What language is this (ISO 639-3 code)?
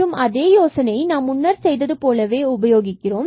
tam